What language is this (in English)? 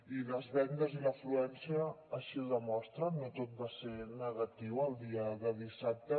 Catalan